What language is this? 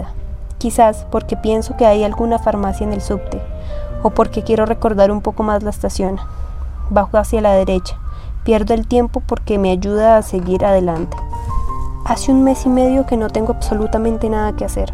Spanish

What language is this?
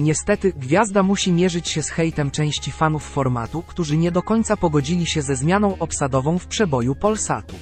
Polish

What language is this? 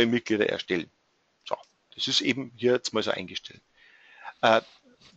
German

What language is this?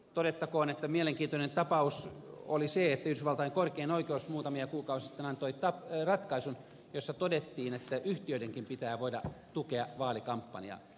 Finnish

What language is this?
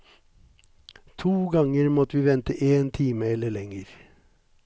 Norwegian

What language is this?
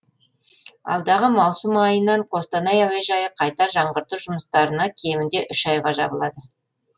Kazakh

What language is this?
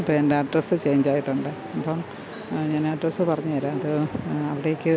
Malayalam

